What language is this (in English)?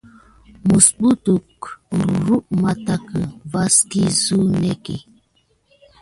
Gidar